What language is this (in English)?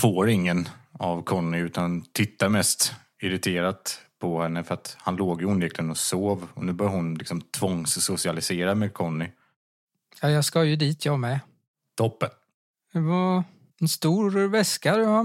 Swedish